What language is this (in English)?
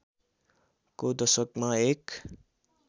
Nepali